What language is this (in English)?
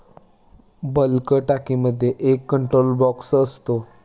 Marathi